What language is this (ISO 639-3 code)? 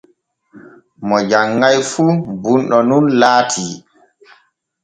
fue